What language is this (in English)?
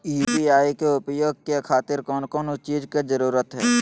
Magahi